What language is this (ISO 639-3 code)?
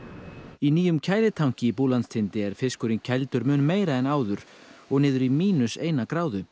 isl